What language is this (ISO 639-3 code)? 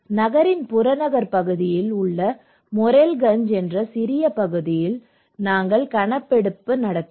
tam